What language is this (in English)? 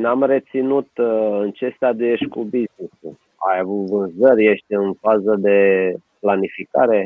Romanian